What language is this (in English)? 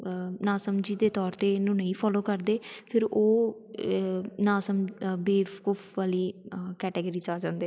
Punjabi